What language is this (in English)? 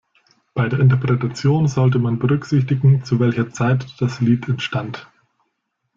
German